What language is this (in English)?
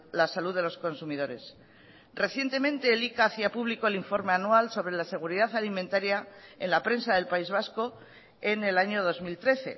Spanish